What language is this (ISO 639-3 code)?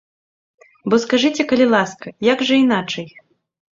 bel